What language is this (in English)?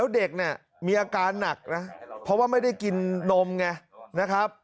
Thai